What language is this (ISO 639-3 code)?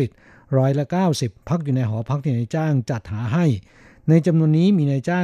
tha